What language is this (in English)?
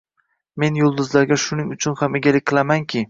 Uzbek